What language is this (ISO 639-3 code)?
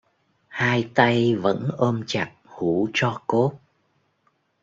vie